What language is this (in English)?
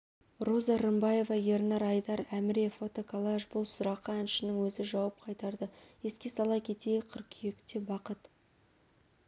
Kazakh